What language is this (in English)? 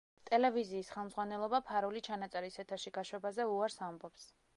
Georgian